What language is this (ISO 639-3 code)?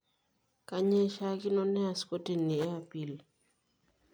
mas